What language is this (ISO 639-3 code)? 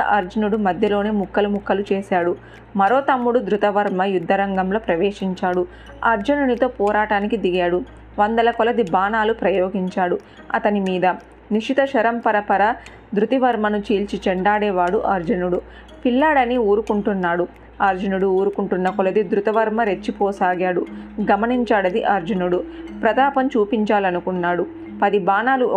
tel